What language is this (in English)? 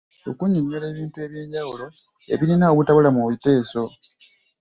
Ganda